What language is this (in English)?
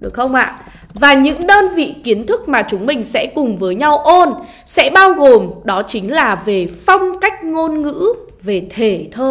Vietnamese